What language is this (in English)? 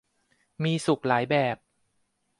Thai